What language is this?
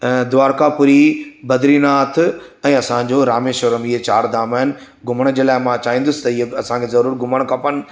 Sindhi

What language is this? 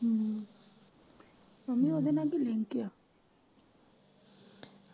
Punjabi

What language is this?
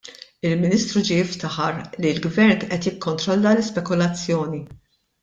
Maltese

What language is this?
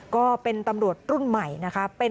Thai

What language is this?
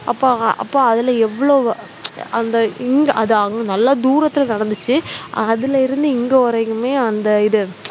Tamil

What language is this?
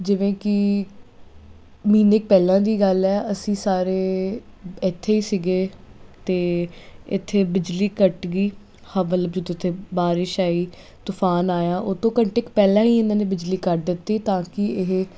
Punjabi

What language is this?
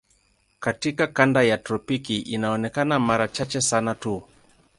Swahili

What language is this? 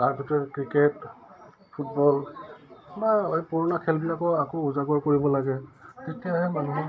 Assamese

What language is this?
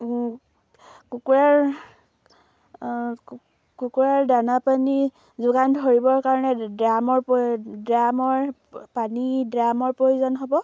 Assamese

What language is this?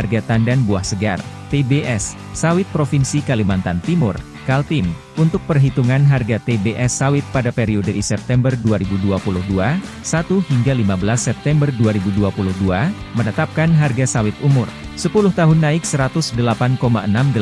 Indonesian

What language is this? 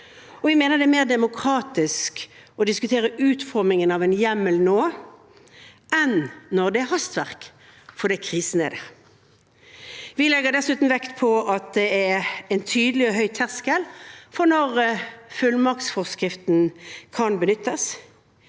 Norwegian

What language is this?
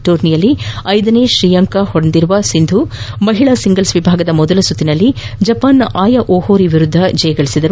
Kannada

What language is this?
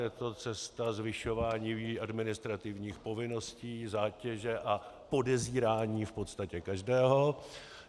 Czech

